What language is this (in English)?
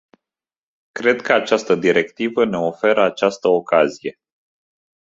Romanian